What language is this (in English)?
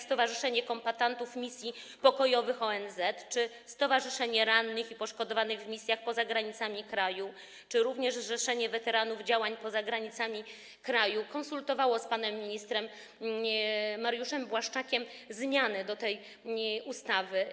Polish